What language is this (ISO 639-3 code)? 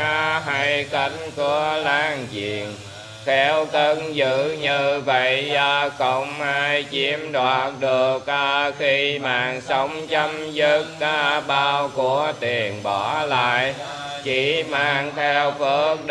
vie